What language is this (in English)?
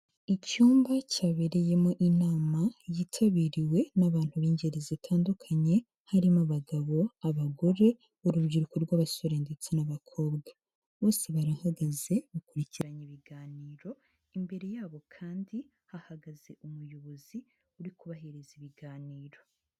Kinyarwanda